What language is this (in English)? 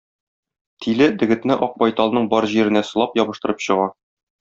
Tatar